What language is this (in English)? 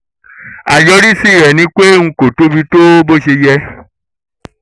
Yoruba